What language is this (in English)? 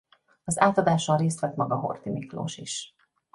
Hungarian